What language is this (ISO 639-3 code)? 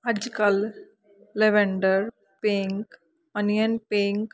pan